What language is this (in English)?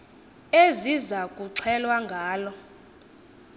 Xhosa